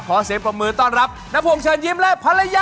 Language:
Thai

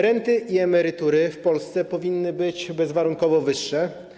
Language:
Polish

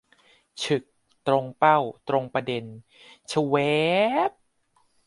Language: Thai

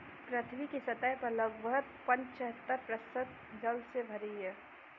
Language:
Hindi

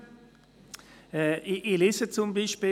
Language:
Swiss German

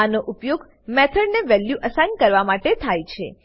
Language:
Gujarati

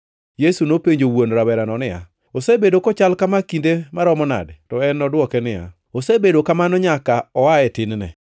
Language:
Luo (Kenya and Tanzania)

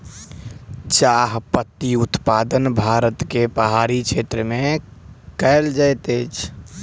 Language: Maithili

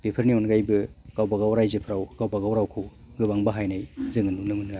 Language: Bodo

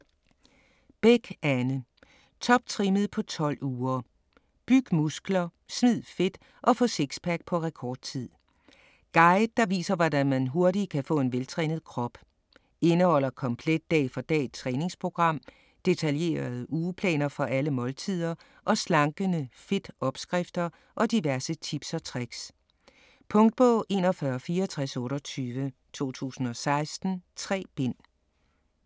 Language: Danish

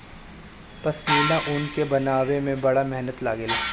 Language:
Bhojpuri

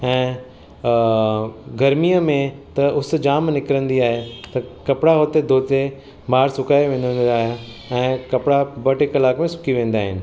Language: Sindhi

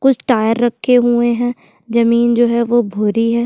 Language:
Hindi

